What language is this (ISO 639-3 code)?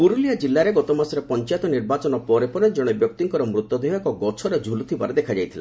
ori